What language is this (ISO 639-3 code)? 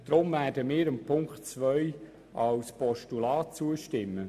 gsw